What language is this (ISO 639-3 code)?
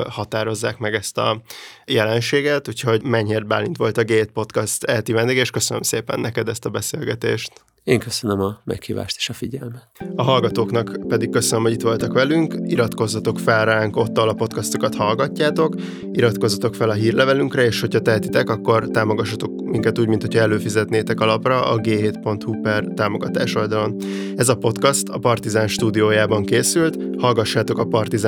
hun